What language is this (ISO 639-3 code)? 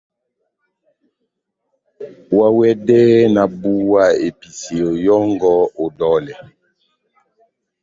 bnm